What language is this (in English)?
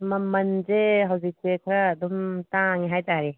Manipuri